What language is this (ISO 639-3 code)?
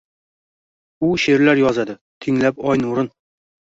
uzb